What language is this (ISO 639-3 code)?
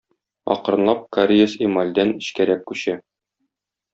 tat